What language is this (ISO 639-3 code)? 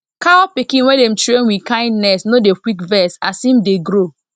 pcm